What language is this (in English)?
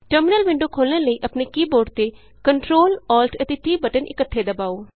Punjabi